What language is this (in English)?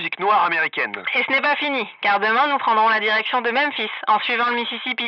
French